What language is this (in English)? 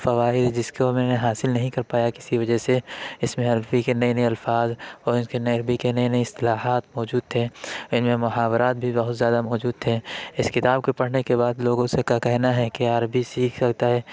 Urdu